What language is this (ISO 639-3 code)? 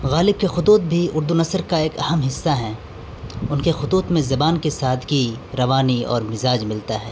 urd